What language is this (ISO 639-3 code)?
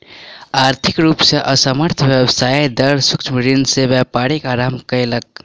mai